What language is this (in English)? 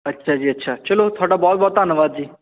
Punjabi